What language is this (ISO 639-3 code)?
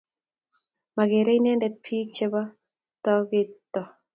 kln